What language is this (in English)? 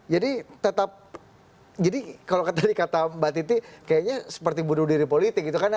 Indonesian